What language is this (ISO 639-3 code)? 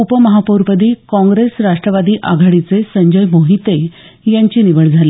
mar